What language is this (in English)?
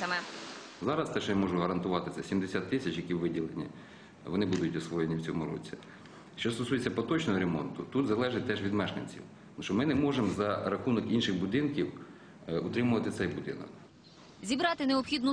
Ukrainian